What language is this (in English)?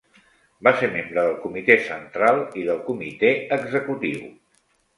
Catalan